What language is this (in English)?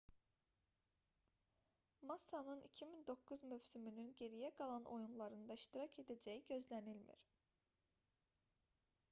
Azerbaijani